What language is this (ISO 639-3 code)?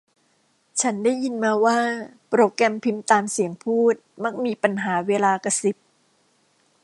tha